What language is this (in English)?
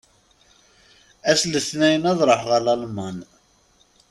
Kabyle